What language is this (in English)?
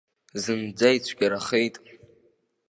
Abkhazian